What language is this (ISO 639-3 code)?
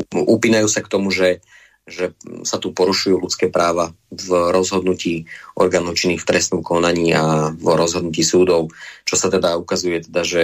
slk